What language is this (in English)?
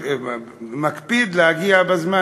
Hebrew